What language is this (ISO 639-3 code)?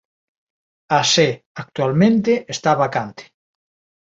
glg